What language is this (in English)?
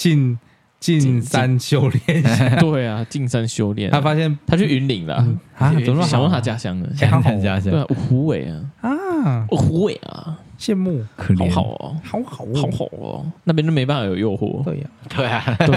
Chinese